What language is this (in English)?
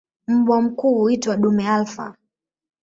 Swahili